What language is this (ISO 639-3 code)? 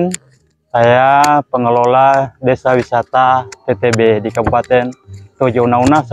ind